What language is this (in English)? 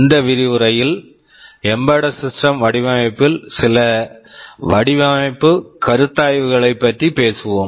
Tamil